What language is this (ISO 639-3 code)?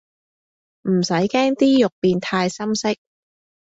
yue